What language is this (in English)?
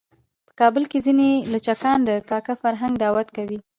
Pashto